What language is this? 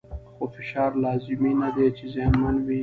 Pashto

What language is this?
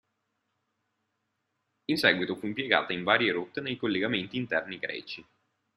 Italian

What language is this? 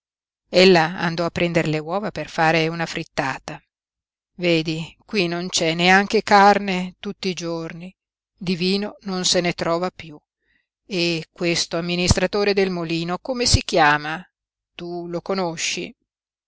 Italian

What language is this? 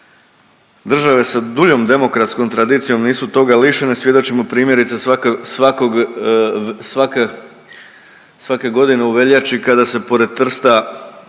Croatian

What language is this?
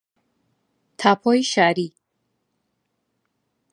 Central Kurdish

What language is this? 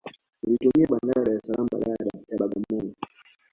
Swahili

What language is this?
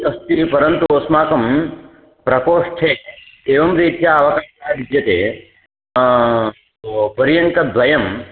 Sanskrit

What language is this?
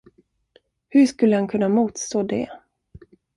Swedish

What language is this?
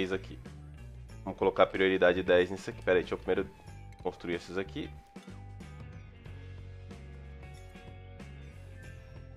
Portuguese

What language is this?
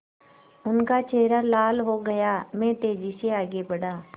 Hindi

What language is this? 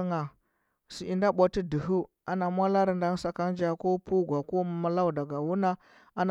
Huba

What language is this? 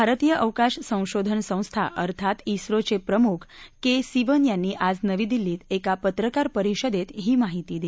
Marathi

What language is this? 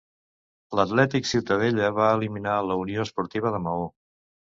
Catalan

